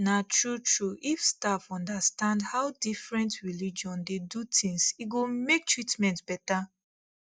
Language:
Nigerian Pidgin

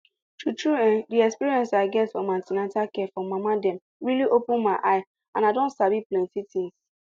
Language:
Nigerian Pidgin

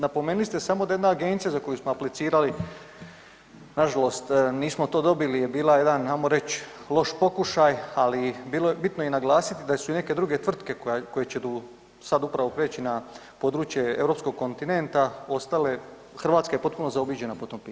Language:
Croatian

